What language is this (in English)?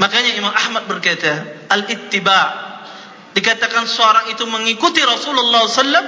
Malay